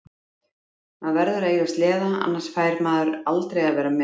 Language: Icelandic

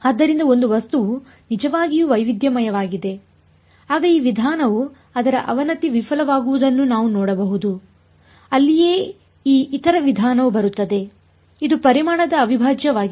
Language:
Kannada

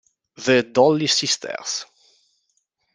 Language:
Italian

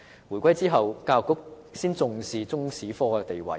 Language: Cantonese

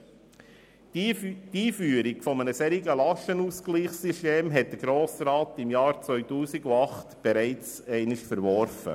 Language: Swiss German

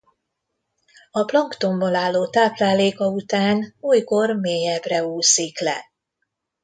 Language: Hungarian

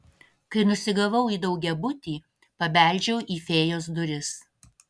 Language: Lithuanian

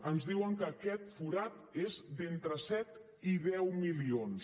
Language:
Catalan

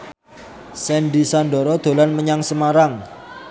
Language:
Javanese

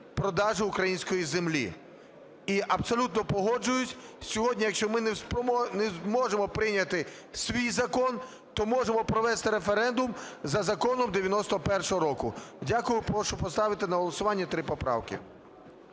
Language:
Ukrainian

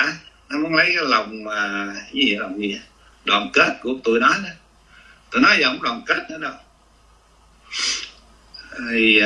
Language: Vietnamese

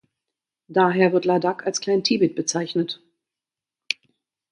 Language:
German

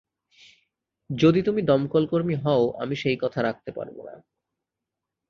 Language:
Bangla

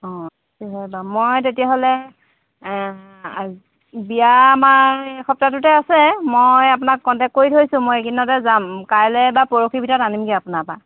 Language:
Assamese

